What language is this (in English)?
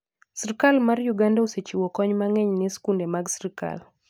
Luo (Kenya and Tanzania)